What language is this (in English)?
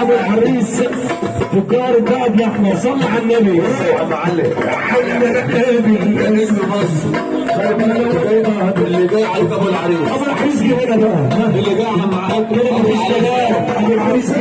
Arabic